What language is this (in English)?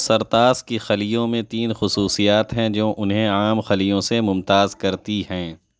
Urdu